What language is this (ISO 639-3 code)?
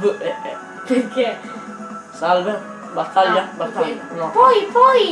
ita